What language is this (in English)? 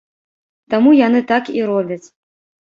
Belarusian